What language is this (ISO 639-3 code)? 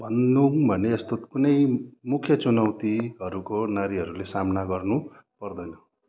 nep